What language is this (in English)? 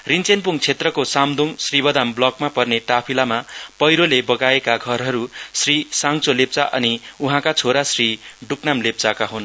Nepali